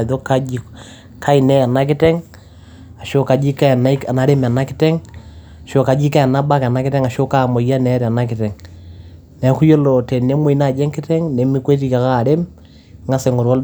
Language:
Masai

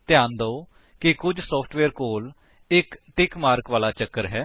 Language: Punjabi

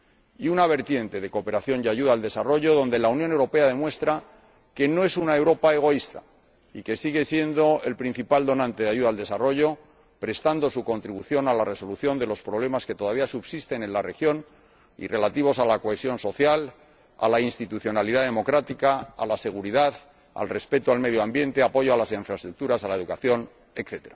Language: Spanish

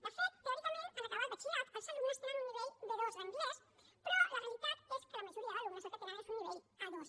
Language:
Catalan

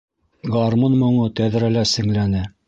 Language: Bashkir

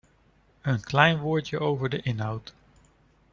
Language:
Dutch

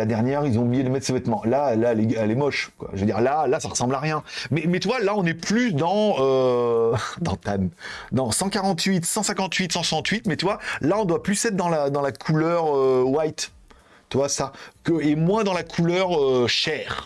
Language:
French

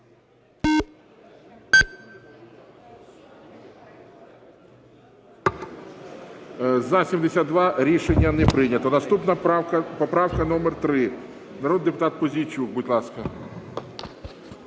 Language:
Ukrainian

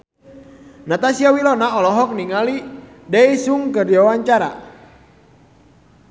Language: Sundanese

